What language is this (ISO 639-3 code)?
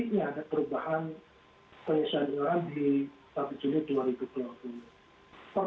ind